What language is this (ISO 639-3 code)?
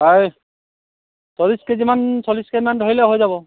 asm